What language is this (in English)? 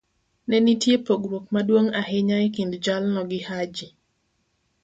Luo (Kenya and Tanzania)